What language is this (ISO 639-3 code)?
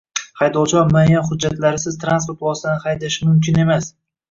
uzb